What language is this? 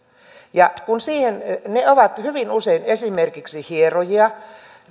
Finnish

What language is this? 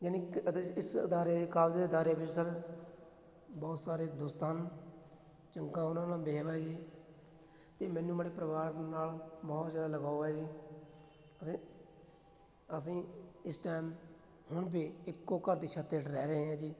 Punjabi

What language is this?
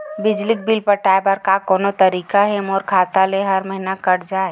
Chhattisgarhi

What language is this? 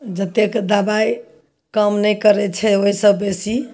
Maithili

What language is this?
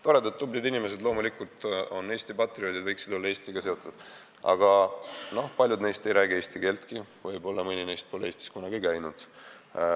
Estonian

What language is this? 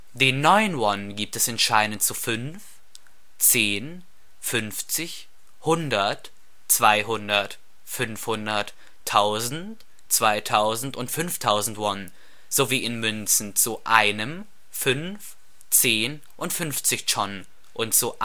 German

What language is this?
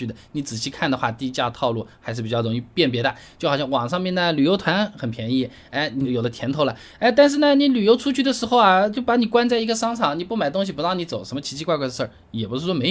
Chinese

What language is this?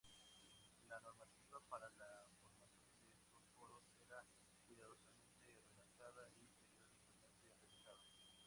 Spanish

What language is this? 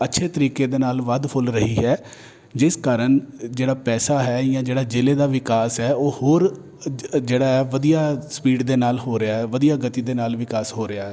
Punjabi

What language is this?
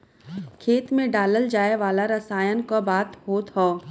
Bhojpuri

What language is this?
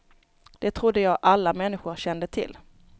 Swedish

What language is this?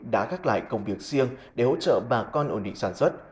Vietnamese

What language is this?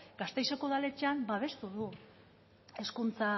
Basque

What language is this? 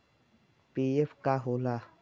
Bhojpuri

